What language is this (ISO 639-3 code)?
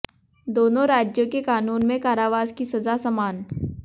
hin